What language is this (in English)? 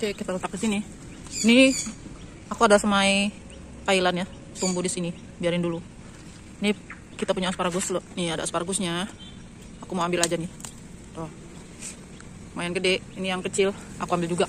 Indonesian